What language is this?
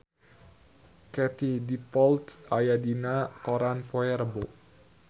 Sundanese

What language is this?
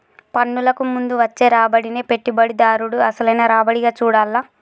Telugu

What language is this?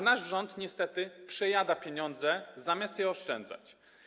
Polish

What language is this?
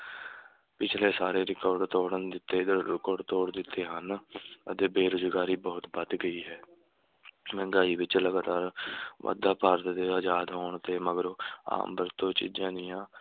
Punjabi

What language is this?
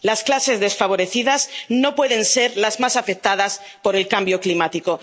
Spanish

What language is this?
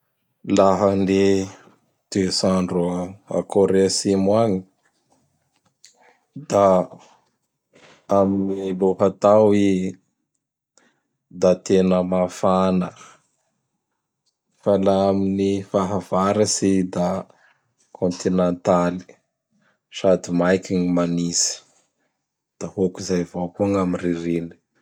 Bara Malagasy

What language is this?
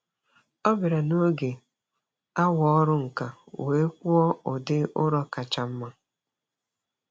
Igbo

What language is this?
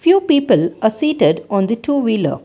English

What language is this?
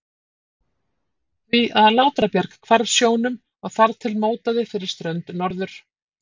Icelandic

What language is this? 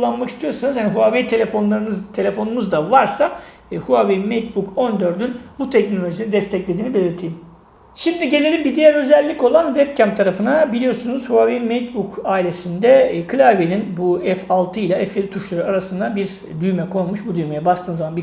Turkish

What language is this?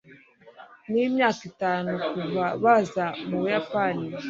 Kinyarwanda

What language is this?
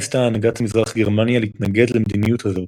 Hebrew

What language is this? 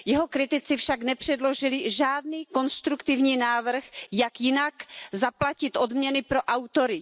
Czech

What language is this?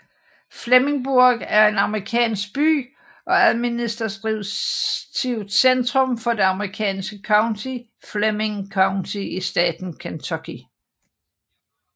Danish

